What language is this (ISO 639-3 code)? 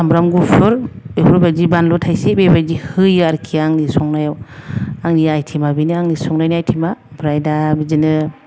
brx